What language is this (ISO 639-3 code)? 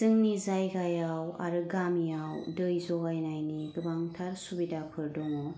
brx